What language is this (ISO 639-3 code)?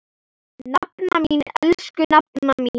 isl